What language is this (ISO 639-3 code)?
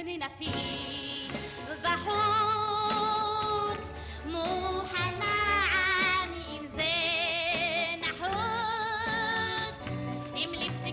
heb